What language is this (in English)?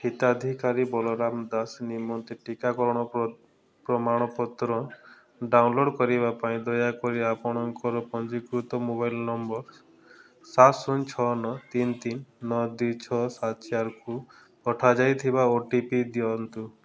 Odia